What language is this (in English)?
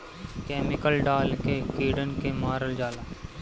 Bhojpuri